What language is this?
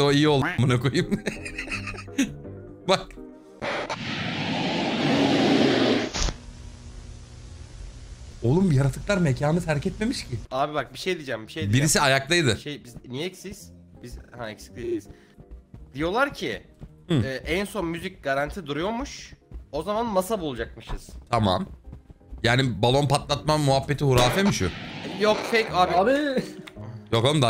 Turkish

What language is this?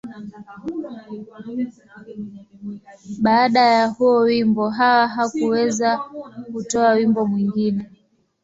Swahili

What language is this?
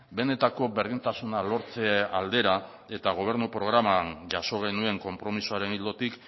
Basque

